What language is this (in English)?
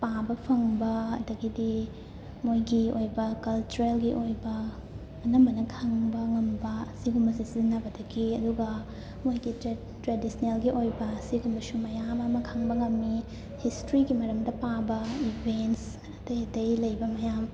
Manipuri